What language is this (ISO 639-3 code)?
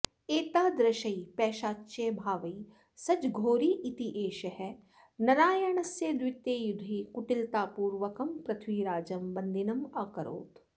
san